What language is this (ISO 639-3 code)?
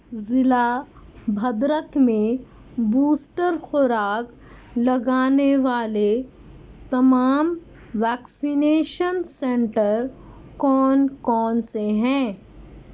urd